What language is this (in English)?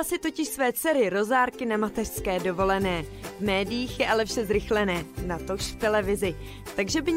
Czech